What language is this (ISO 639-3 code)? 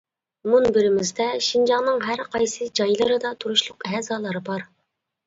uig